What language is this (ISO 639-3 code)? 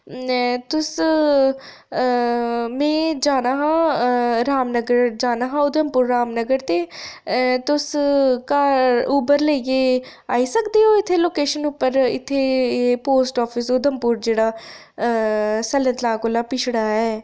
doi